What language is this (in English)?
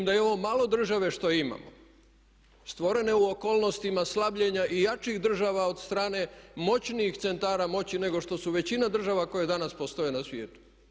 Croatian